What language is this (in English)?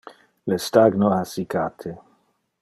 Interlingua